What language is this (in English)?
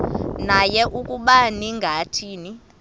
Xhosa